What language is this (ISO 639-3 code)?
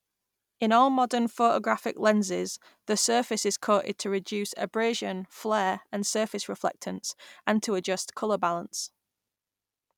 eng